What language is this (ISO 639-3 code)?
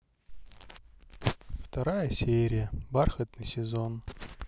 rus